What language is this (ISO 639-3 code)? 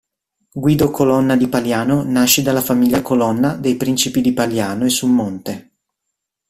ita